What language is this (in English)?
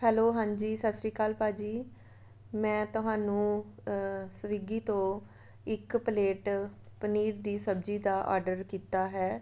Punjabi